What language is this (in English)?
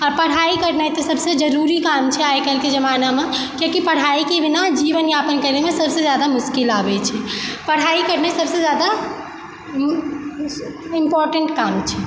Maithili